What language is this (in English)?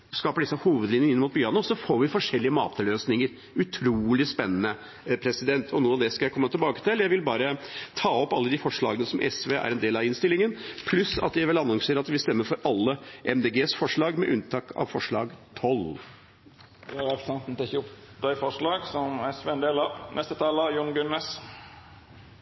Norwegian